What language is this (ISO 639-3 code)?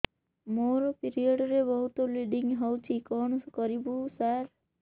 ori